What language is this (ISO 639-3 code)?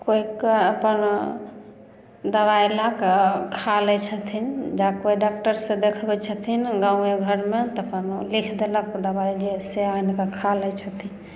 mai